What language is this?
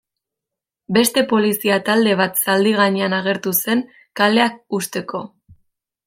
Basque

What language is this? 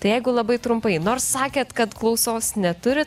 Lithuanian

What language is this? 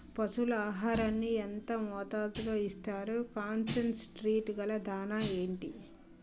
Telugu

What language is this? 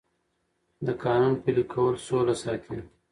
Pashto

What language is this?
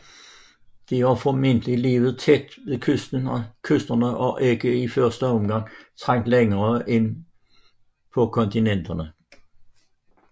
Danish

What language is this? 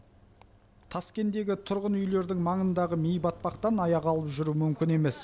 Kazakh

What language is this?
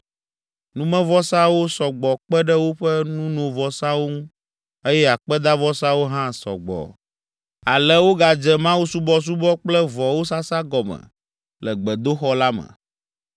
Ewe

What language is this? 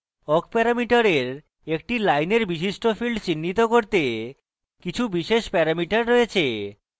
Bangla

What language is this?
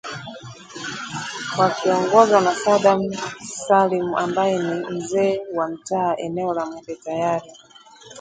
Swahili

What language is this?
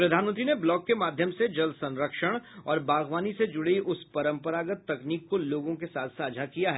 Hindi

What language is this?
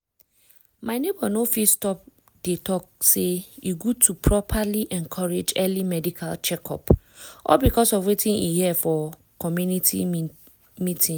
Nigerian Pidgin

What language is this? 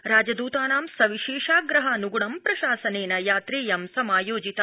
Sanskrit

